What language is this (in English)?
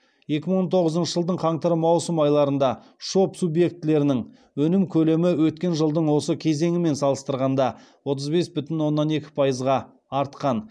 Kazakh